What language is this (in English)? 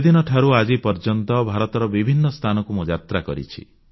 Odia